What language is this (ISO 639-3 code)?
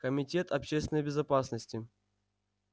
rus